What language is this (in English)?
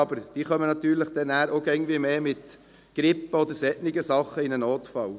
Swiss German